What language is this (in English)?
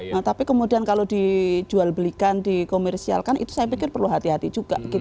Indonesian